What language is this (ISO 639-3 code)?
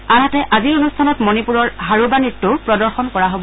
asm